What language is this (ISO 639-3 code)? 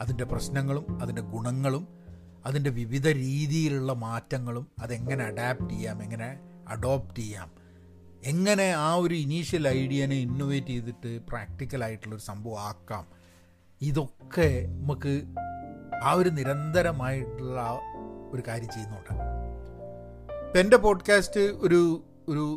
mal